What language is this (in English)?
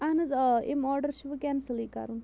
Kashmiri